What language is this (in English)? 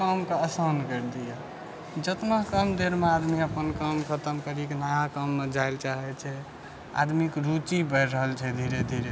Maithili